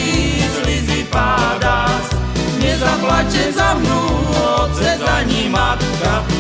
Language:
Slovak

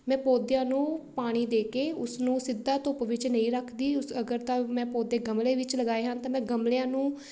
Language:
Punjabi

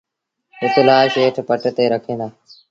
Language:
Sindhi Bhil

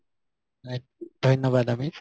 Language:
Assamese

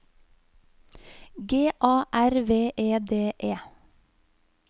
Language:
Norwegian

